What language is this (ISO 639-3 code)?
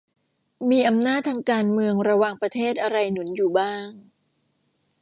tha